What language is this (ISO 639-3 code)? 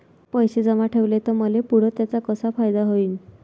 mar